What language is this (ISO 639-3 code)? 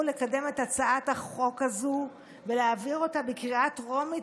heb